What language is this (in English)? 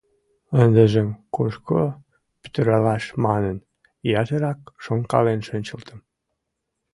Mari